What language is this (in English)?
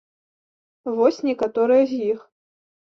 Belarusian